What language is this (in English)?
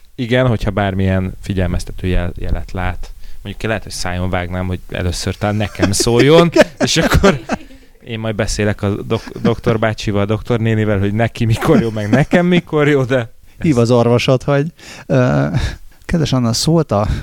Hungarian